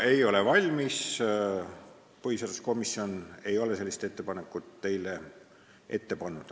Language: Estonian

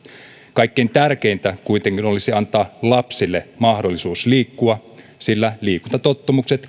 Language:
Finnish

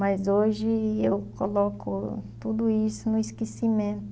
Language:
Portuguese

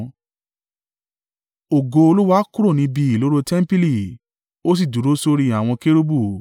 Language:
Yoruba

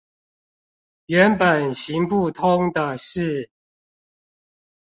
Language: Chinese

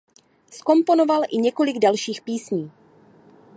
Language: Czech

